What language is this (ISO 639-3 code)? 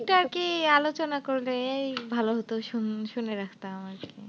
ben